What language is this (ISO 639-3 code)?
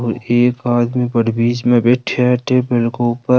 raj